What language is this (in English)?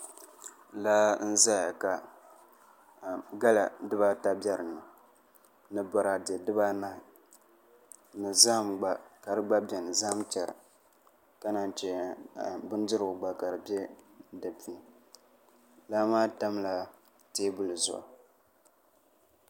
Dagbani